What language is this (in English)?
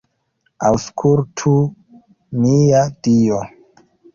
Esperanto